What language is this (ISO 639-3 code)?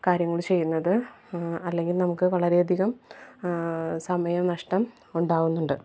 mal